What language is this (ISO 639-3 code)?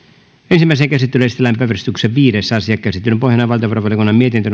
fin